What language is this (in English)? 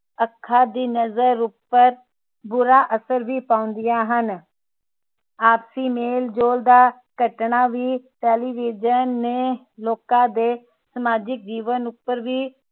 Punjabi